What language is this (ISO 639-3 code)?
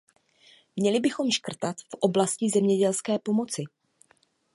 ces